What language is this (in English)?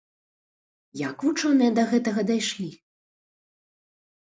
Belarusian